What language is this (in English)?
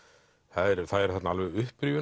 Icelandic